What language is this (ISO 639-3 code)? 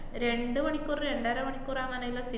mal